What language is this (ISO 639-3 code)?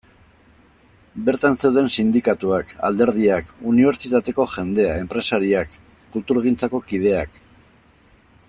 eus